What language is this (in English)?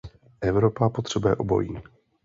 Czech